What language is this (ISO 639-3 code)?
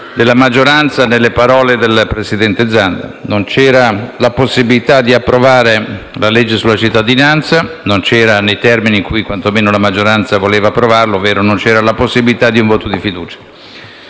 ita